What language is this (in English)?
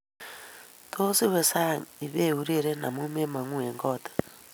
Kalenjin